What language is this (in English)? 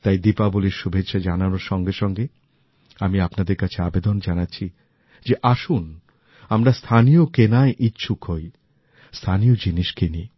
Bangla